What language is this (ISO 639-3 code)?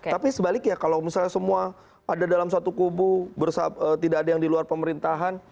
ind